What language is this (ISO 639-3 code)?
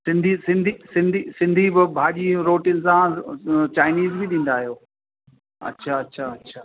snd